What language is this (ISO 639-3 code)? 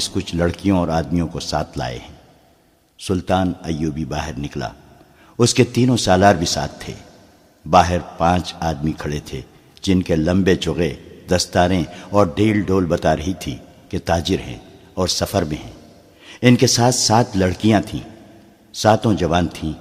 urd